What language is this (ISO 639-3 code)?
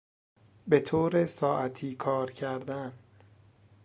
fas